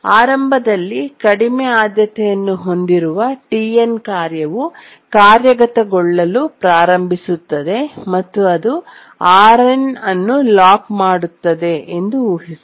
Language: Kannada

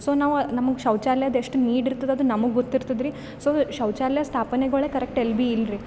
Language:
Kannada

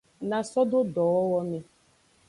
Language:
Aja (Benin)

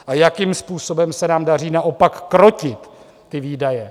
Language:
Czech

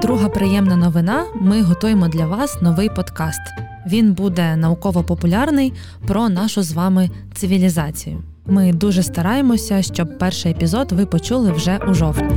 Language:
Ukrainian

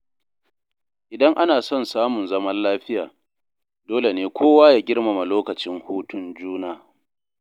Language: Hausa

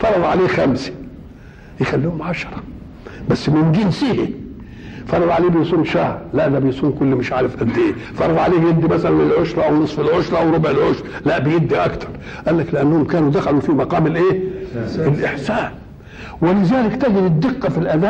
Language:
Arabic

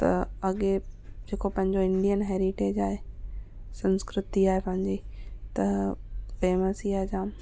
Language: Sindhi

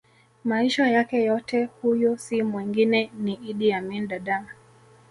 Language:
Swahili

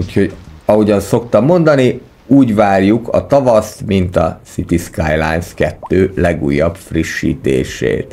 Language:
Hungarian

